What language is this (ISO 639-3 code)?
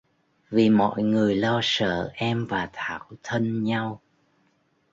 vie